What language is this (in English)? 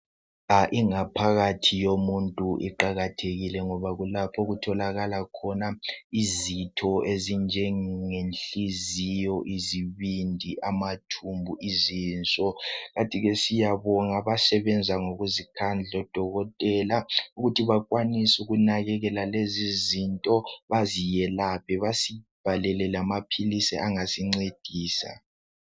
North Ndebele